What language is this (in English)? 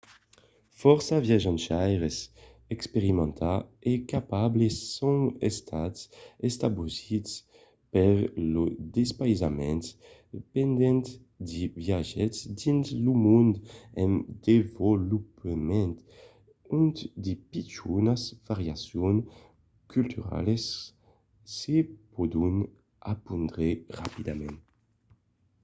Occitan